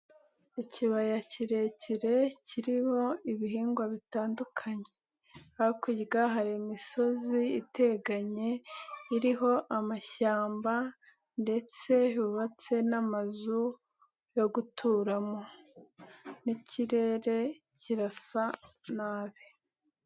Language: Kinyarwanda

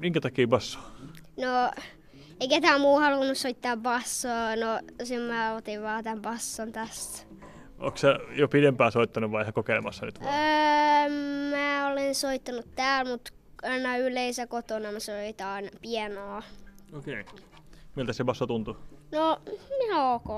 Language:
Finnish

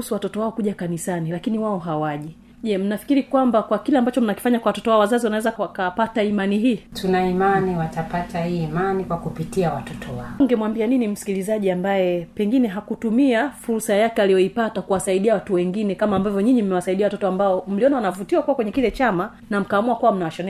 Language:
Swahili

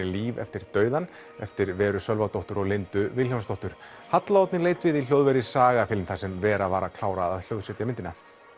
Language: Icelandic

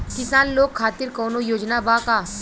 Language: Bhojpuri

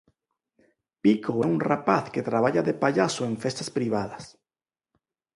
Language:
Galician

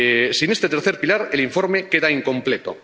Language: Spanish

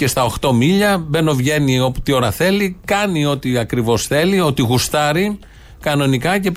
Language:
Greek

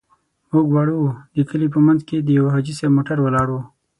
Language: Pashto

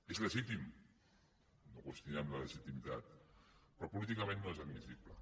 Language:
Catalan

